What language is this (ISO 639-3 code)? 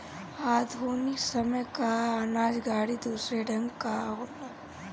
bho